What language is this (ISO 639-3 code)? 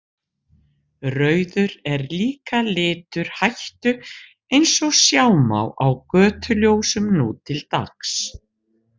isl